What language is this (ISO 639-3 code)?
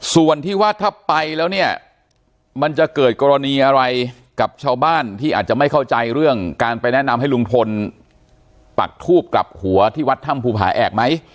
tha